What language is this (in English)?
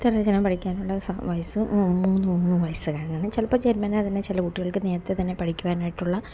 Malayalam